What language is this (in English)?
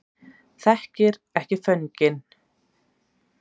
Icelandic